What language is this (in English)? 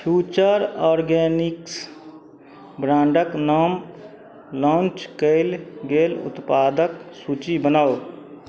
Maithili